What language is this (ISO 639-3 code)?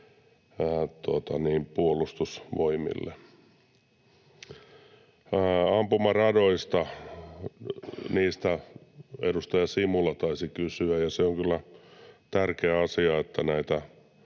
fin